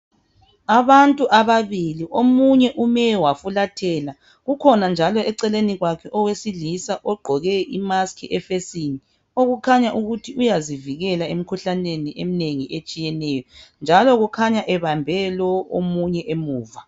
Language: North Ndebele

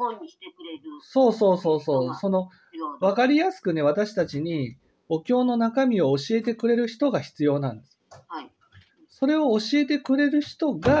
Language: Japanese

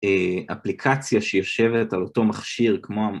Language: Hebrew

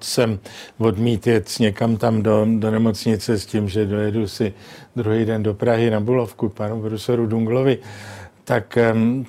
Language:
Czech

